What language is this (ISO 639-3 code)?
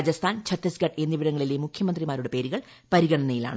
mal